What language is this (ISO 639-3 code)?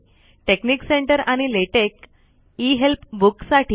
mar